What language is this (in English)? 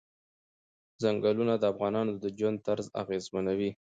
Pashto